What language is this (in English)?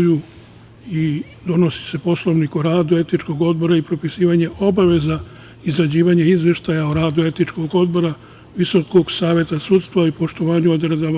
Serbian